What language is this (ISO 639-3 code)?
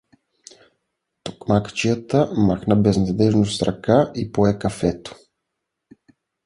bul